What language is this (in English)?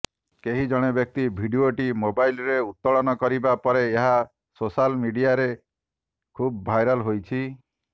Odia